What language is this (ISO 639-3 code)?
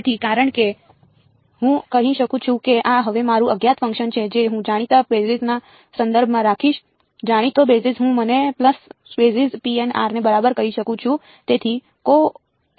guj